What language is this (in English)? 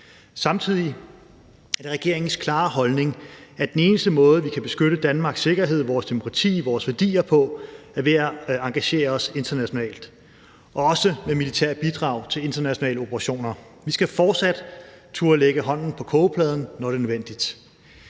Danish